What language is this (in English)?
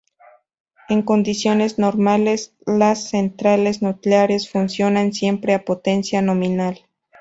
Spanish